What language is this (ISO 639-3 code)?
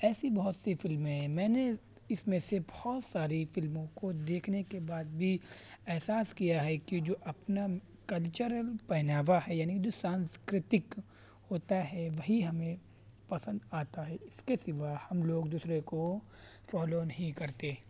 urd